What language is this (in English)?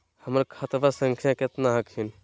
Magahi